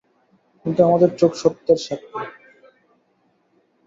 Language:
Bangla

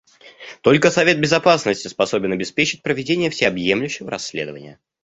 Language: Russian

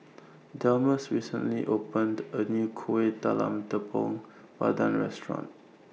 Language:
English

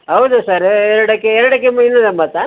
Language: Kannada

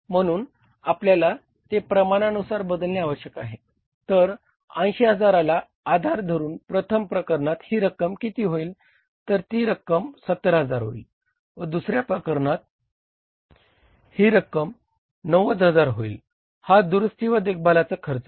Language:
Marathi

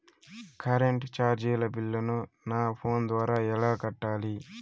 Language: Telugu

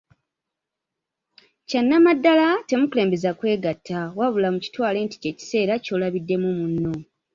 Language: Ganda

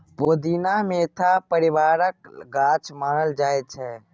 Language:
Maithili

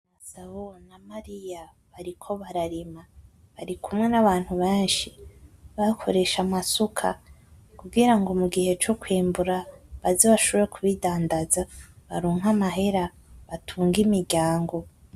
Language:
Rundi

